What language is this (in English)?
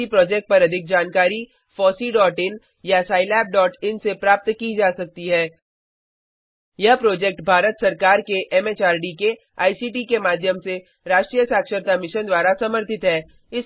Hindi